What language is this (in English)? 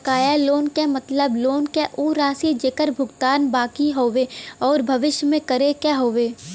Bhojpuri